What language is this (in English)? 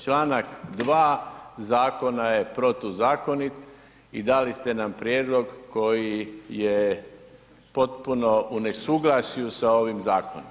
Croatian